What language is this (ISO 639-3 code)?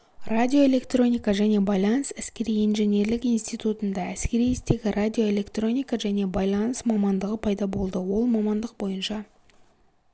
kaz